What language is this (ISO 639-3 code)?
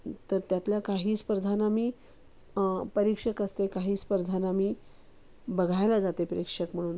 mar